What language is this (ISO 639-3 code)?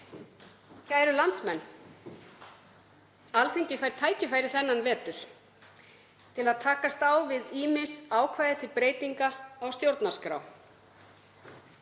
isl